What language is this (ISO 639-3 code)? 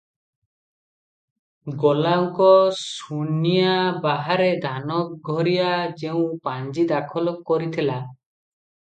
ori